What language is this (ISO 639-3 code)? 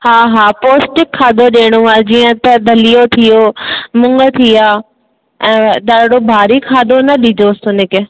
snd